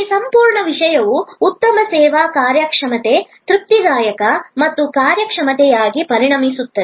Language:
Kannada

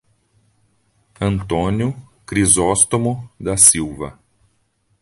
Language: Portuguese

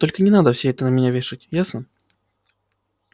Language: Russian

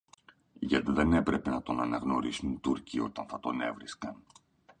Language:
Greek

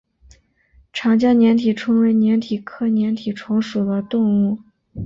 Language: Chinese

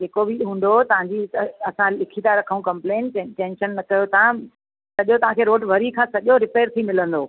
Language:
Sindhi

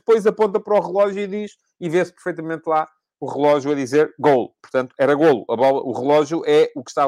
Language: Portuguese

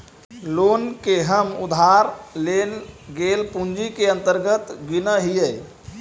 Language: Magahi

